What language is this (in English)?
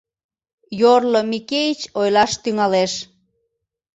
Mari